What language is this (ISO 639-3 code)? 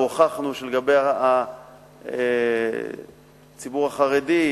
heb